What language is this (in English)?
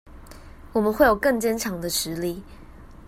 Chinese